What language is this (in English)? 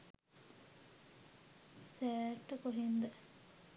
Sinhala